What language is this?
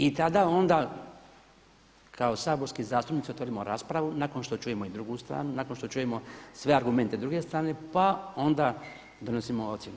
Croatian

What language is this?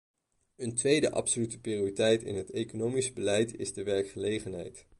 Dutch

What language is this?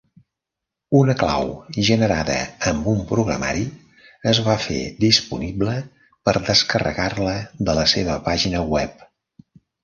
Catalan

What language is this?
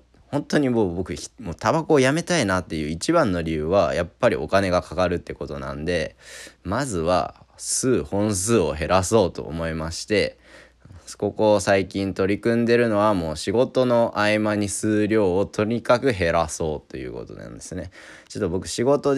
Japanese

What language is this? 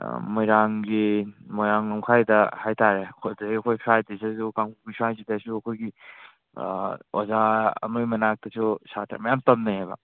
Manipuri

